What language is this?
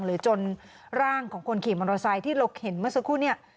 Thai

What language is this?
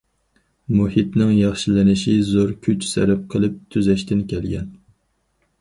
Uyghur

